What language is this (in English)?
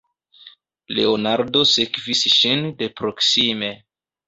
Esperanto